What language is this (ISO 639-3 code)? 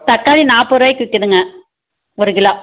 tam